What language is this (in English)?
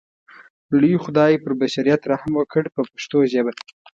Pashto